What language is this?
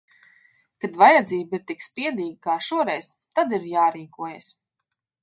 Latvian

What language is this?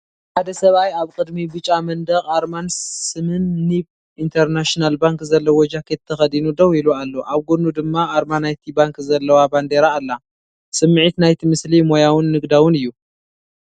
Tigrinya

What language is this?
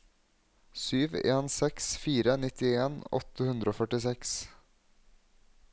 Norwegian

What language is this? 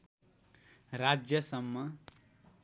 Nepali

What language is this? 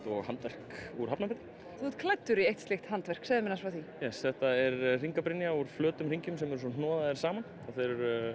Icelandic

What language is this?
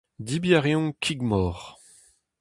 Breton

